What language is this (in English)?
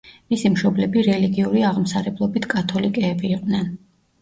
Georgian